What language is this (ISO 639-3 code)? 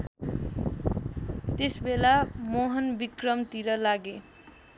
nep